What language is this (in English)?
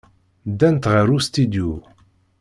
Kabyle